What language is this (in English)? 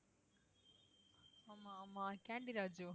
Tamil